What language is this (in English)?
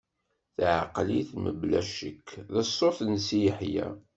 Kabyle